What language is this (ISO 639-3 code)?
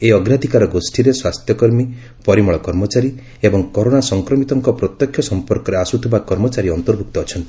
ori